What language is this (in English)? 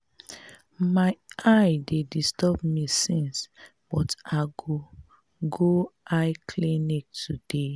Nigerian Pidgin